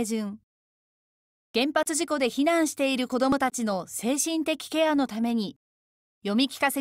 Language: Japanese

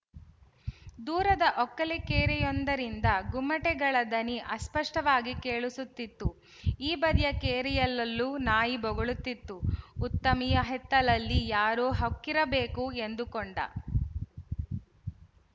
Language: Kannada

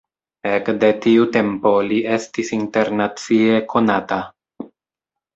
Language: Esperanto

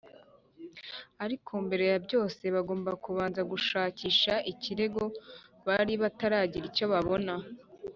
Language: Kinyarwanda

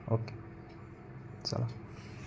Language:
Marathi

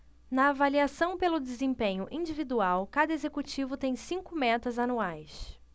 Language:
Portuguese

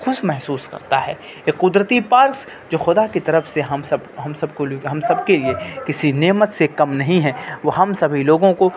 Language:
Urdu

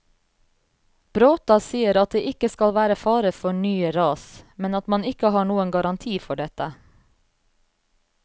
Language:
Norwegian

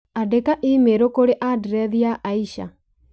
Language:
Kikuyu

